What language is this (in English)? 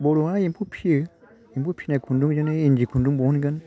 Bodo